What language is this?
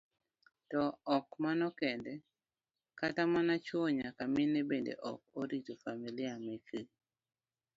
Luo (Kenya and Tanzania)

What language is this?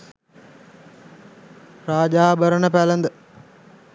Sinhala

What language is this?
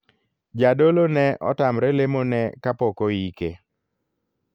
Luo (Kenya and Tanzania)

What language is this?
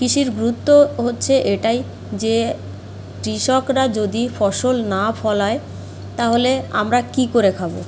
Bangla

